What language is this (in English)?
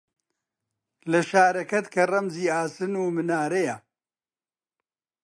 Central Kurdish